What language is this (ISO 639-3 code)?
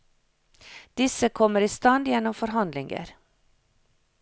nor